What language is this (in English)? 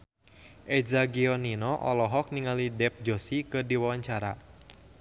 Sundanese